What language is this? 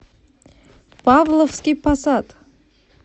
Russian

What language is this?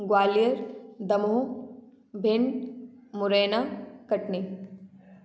Hindi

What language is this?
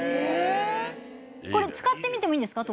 Japanese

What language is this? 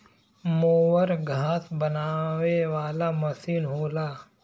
Bhojpuri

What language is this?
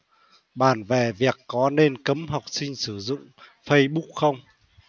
Vietnamese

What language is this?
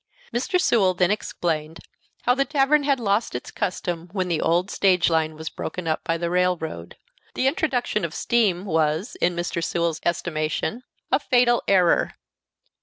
English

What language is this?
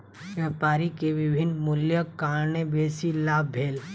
Maithili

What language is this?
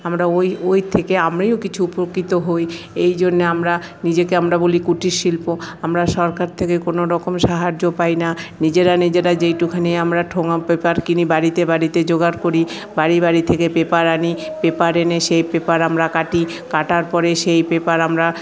Bangla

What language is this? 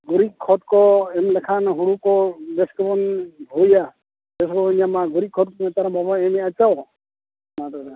Santali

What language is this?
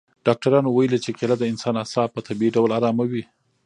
Pashto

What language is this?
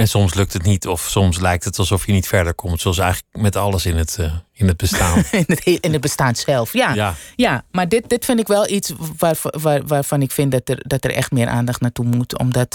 Dutch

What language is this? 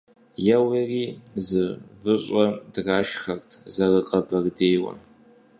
Kabardian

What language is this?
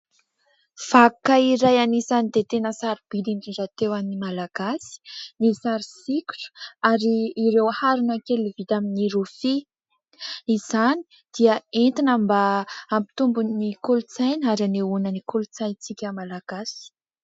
Malagasy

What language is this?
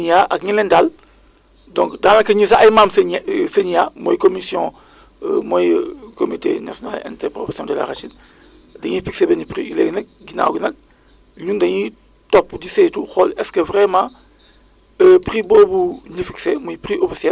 Wolof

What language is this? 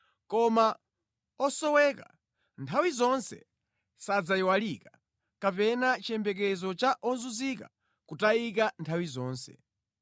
Nyanja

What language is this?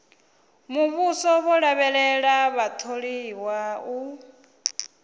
Venda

